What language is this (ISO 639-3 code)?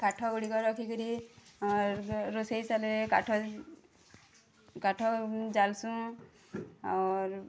ori